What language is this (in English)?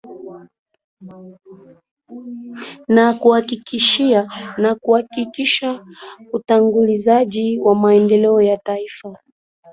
Swahili